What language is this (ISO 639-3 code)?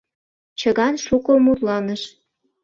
chm